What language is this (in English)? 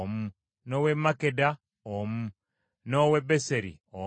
Ganda